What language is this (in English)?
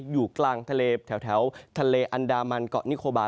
Thai